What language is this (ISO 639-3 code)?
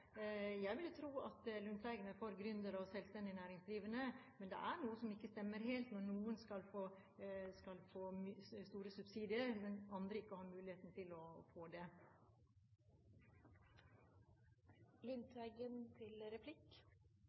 nob